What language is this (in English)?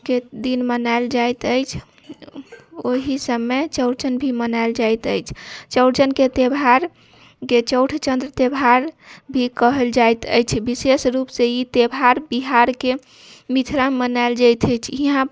Maithili